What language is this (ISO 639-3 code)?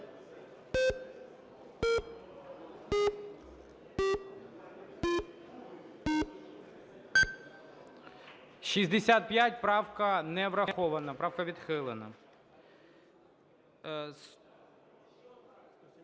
ukr